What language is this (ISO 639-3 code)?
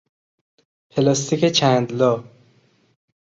fas